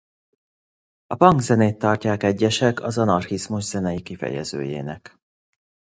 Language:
Hungarian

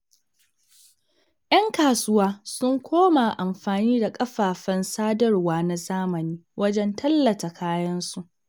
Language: Hausa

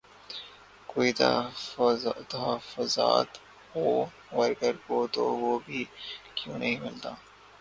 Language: Urdu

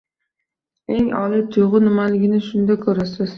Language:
Uzbek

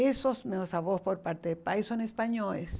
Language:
Portuguese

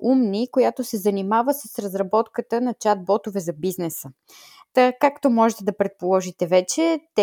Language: Bulgarian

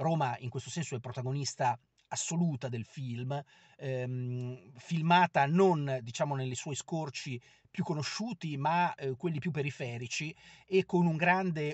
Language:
Italian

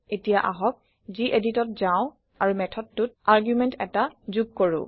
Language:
Assamese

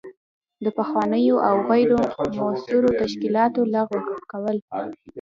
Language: Pashto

